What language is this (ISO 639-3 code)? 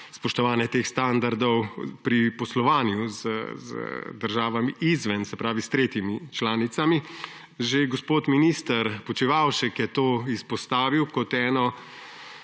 slv